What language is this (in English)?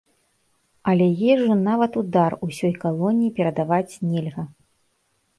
Belarusian